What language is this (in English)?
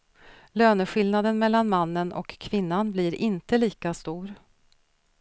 Swedish